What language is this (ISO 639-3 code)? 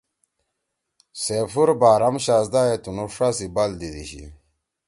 trw